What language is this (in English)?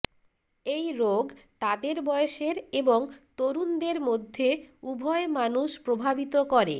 Bangla